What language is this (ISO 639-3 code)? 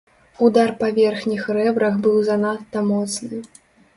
bel